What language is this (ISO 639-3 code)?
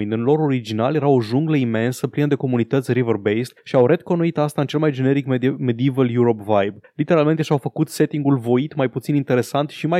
ron